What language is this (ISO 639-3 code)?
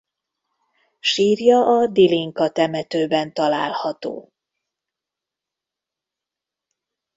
hun